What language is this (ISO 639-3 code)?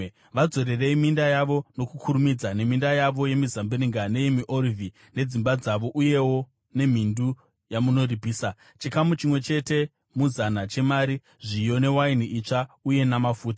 sna